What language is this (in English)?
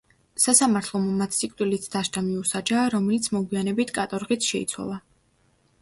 Georgian